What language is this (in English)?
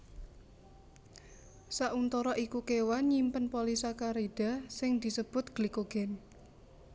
Javanese